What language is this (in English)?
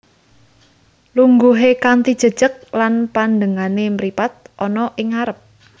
Javanese